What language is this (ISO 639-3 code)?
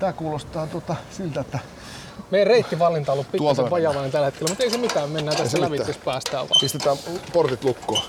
fin